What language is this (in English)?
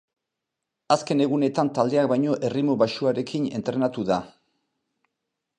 Basque